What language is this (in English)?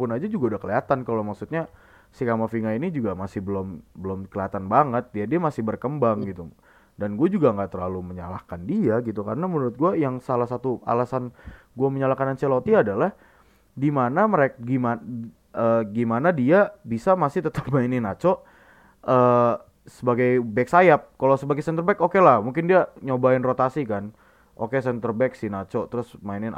Indonesian